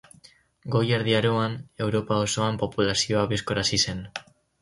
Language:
Basque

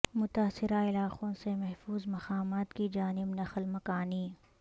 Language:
Urdu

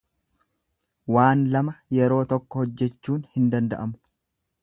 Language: Oromo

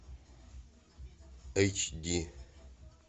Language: Russian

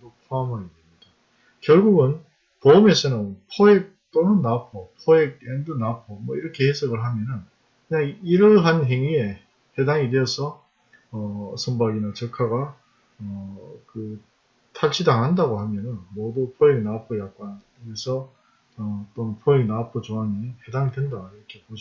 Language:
Korean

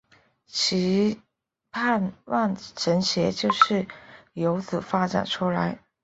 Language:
Chinese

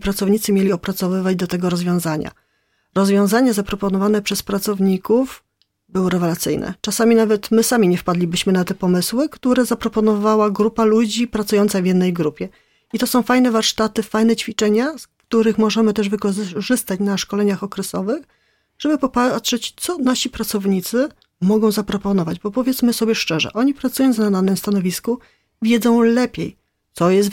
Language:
Polish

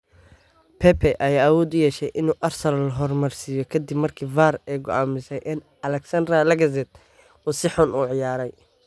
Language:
Somali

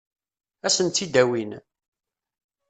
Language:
Kabyle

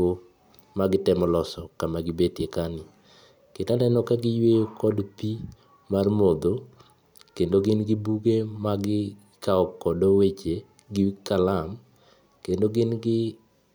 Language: Luo (Kenya and Tanzania)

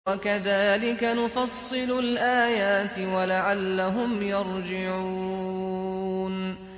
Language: Arabic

